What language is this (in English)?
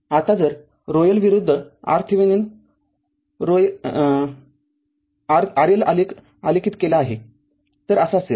Marathi